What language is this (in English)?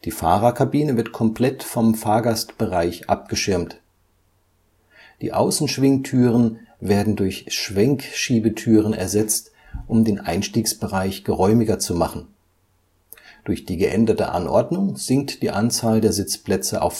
German